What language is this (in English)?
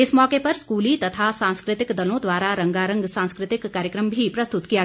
Hindi